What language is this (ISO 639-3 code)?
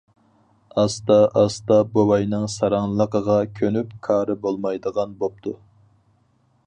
uig